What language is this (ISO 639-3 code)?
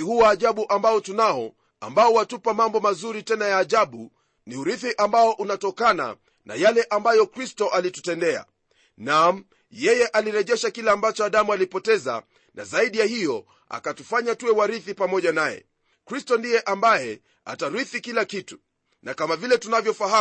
swa